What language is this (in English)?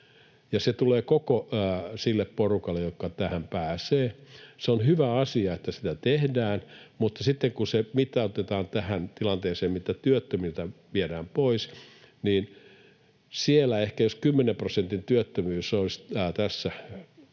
Finnish